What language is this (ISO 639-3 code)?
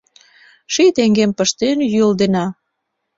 chm